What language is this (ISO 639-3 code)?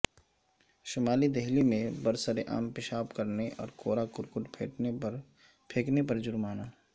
urd